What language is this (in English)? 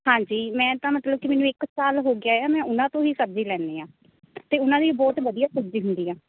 Punjabi